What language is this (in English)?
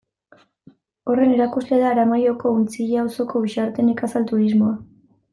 Basque